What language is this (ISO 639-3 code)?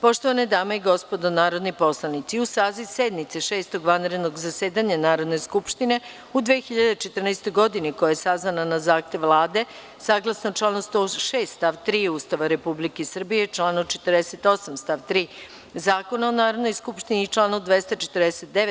srp